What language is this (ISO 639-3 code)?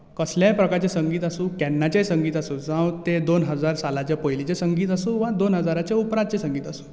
kok